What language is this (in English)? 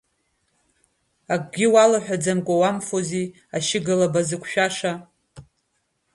Abkhazian